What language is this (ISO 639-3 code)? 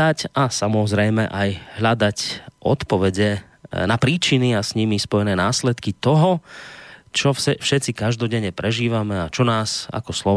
slk